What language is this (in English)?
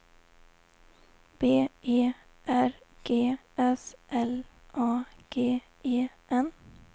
Swedish